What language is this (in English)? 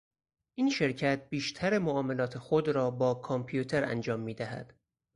Persian